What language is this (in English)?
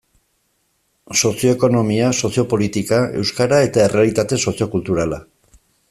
Basque